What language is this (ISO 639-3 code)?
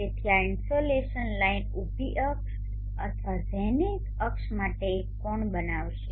guj